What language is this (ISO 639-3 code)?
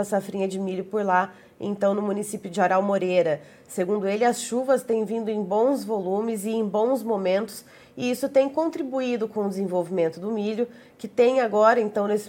por